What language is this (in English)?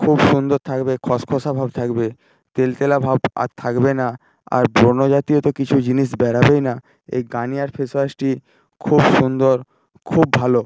Bangla